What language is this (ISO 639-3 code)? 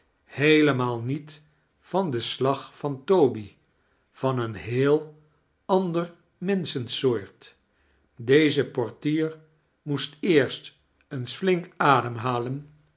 nld